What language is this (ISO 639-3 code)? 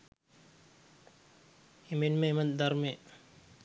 sin